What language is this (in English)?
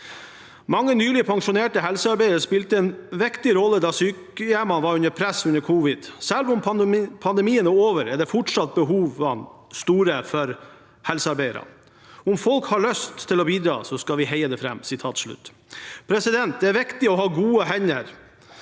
Norwegian